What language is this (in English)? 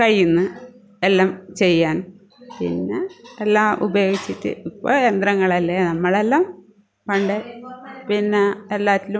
Malayalam